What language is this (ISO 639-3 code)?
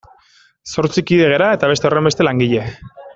eus